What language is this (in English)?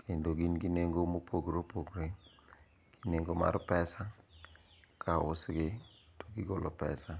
Luo (Kenya and Tanzania)